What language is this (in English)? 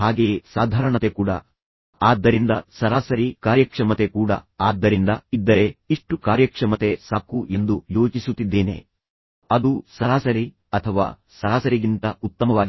Kannada